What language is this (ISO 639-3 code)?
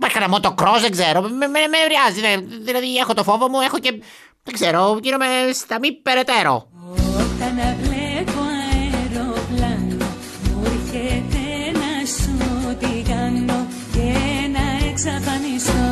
ell